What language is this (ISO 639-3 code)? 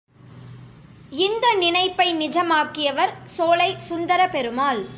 tam